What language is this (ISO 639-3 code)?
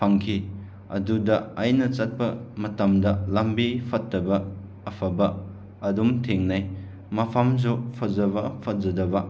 mni